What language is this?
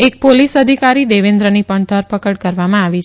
Gujarati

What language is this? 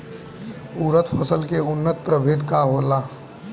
Bhojpuri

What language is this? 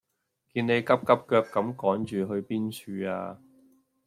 Cantonese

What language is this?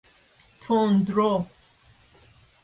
Persian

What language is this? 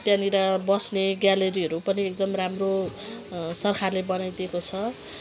Nepali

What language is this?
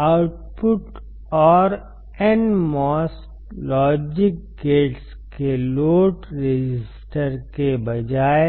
Hindi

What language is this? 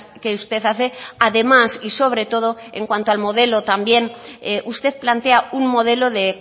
Spanish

